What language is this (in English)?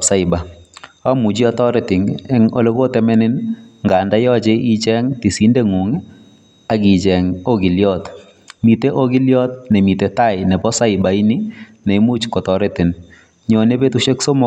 Kalenjin